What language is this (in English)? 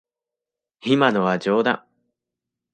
Japanese